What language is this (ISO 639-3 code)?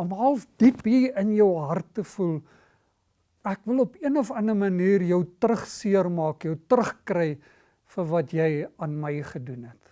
nld